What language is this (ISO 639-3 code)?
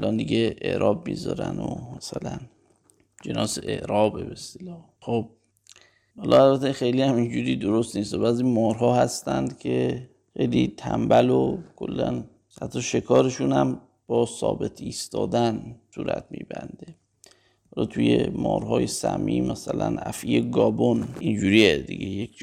fas